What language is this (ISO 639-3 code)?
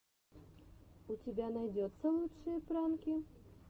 rus